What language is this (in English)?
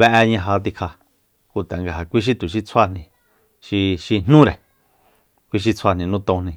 Soyaltepec Mazatec